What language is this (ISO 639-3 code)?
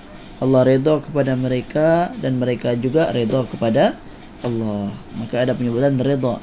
msa